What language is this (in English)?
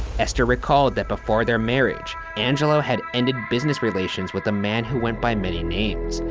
English